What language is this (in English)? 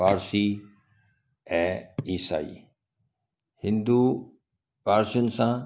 Sindhi